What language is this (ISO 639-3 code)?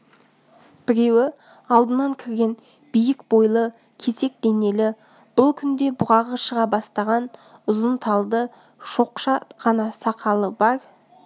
kaz